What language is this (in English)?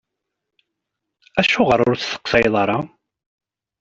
Kabyle